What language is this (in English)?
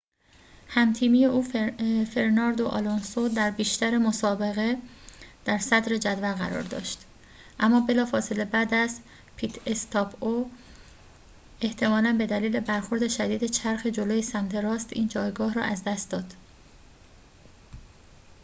Persian